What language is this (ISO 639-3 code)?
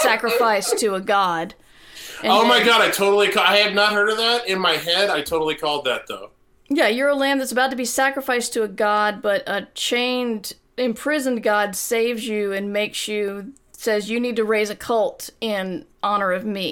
eng